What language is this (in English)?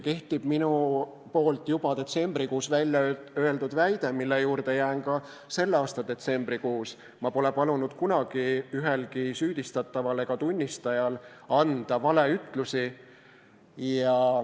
Estonian